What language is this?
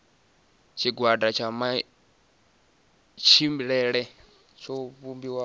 Venda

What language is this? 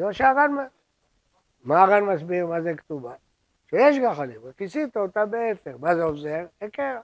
Hebrew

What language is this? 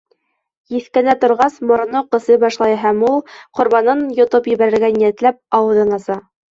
Bashkir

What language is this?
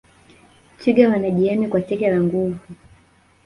Swahili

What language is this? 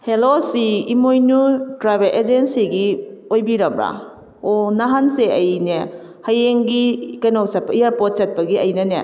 Manipuri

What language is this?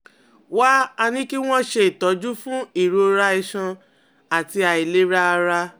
Yoruba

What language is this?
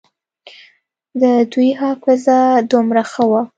Pashto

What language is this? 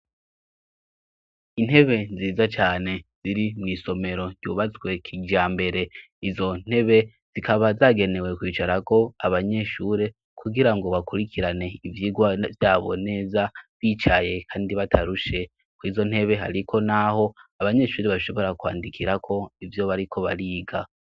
Rundi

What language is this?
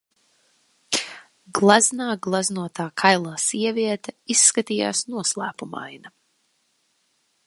Latvian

